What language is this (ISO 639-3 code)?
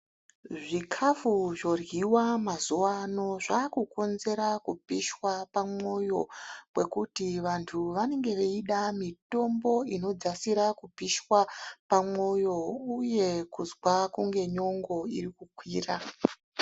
ndc